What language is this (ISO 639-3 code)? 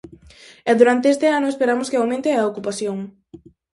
glg